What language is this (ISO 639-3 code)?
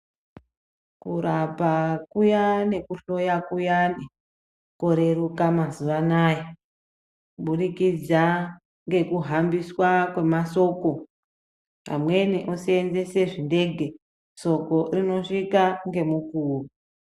ndc